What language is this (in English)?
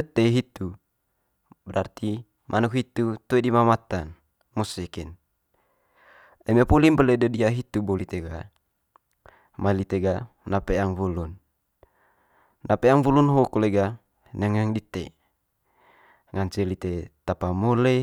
Manggarai